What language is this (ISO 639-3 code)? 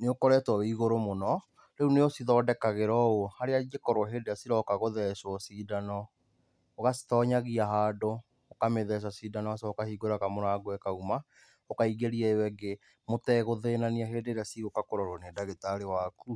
kik